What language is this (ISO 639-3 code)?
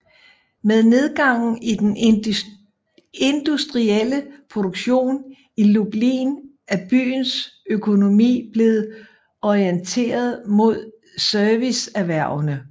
dan